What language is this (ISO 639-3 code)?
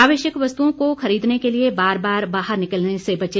hin